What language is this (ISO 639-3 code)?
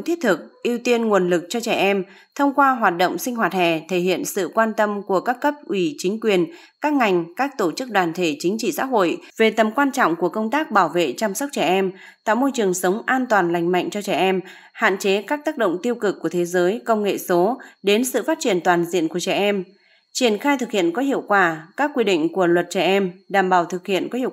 vie